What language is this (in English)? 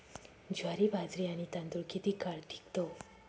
Marathi